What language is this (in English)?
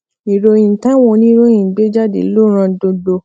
Yoruba